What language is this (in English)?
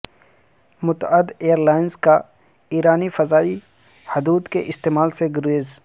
Urdu